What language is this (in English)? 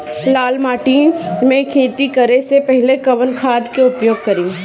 Bhojpuri